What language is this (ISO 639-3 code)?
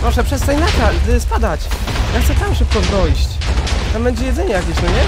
pol